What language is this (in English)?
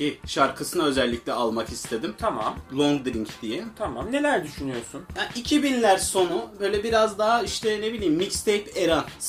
Turkish